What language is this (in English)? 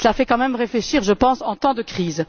French